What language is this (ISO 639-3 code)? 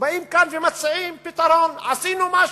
heb